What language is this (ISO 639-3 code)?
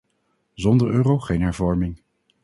nld